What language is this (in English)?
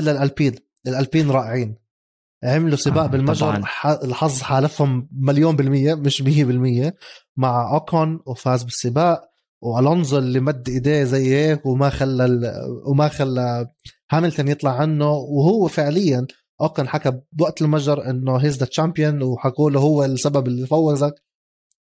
Arabic